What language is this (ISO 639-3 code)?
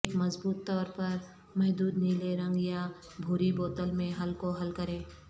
urd